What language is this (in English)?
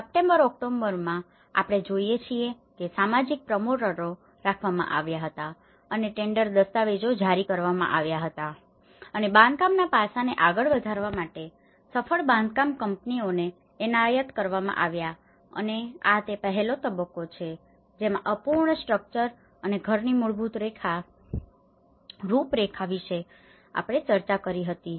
Gujarati